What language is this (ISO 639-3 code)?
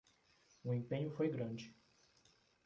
por